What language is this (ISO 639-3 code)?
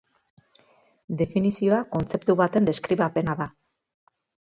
eus